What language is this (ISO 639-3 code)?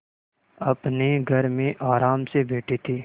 hin